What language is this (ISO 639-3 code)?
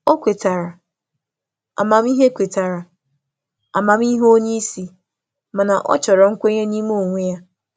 ibo